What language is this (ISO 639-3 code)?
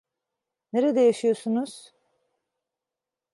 tur